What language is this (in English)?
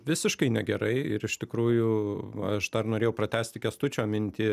Lithuanian